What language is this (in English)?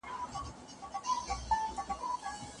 Pashto